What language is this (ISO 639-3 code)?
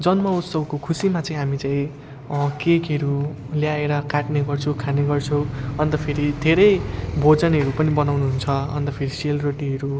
nep